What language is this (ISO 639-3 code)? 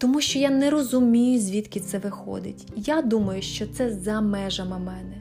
ukr